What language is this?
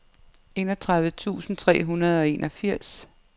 Danish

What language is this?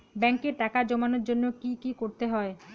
Bangla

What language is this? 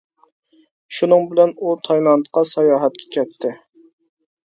Uyghur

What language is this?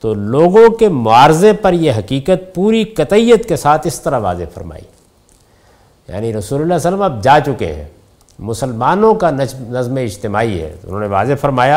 Urdu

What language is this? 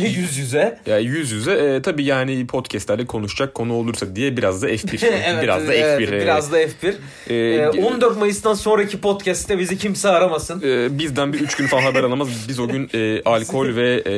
Turkish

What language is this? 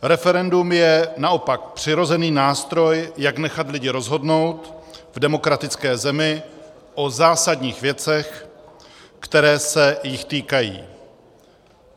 Czech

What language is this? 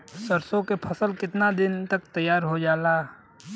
Bhojpuri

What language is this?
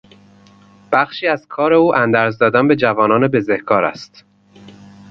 Persian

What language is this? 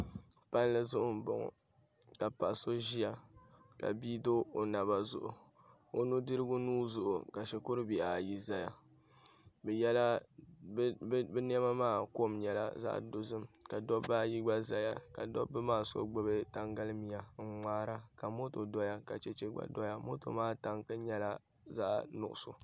Dagbani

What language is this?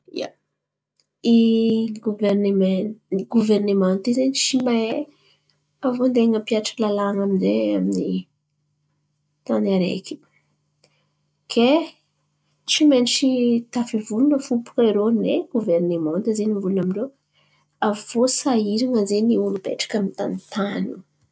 Antankarana Malagasy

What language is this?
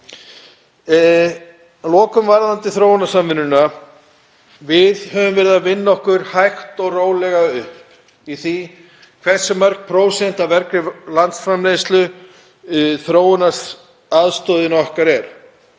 Icelandic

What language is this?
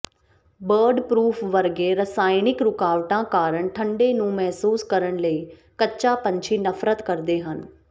Punjabi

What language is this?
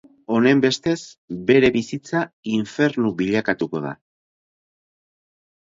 Basque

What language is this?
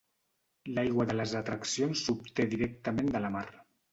Catalan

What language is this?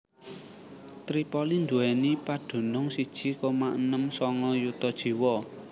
Javanese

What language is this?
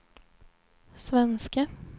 Swedish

